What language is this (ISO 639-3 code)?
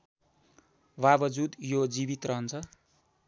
nep